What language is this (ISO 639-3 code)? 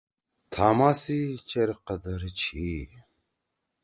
trw